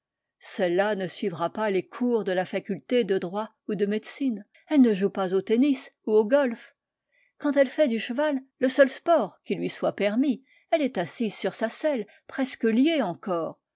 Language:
French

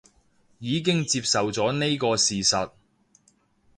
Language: Cantonese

